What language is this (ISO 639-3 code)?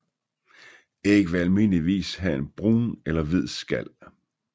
dan